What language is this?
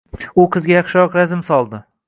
Uzbek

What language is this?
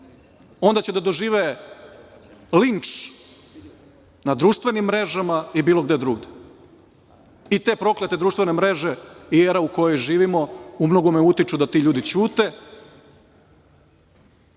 Serbian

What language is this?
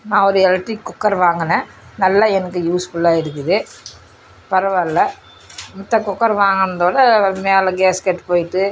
Tamil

